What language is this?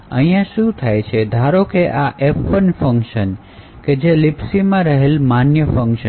Gujarati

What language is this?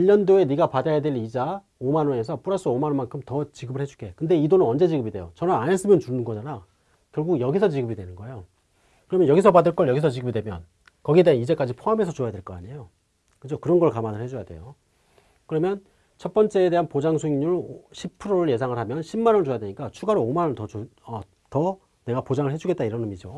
Korean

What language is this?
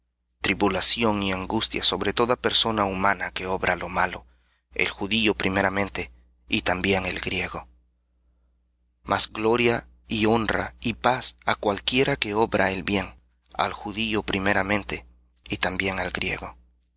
Spanish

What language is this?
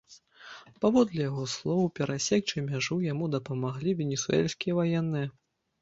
Belarusian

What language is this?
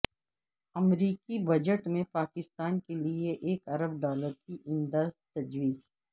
Urdu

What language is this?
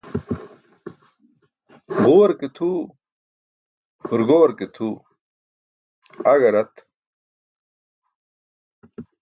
Burushaski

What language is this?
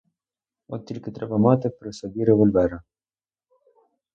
Ukrainian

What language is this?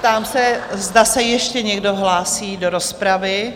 Czech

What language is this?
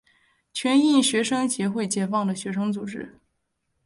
Chinese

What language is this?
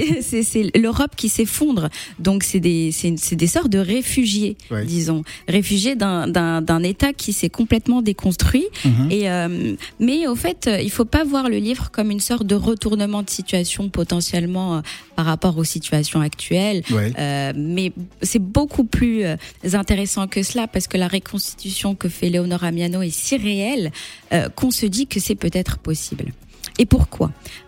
French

